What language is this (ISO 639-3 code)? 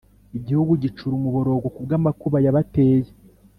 kin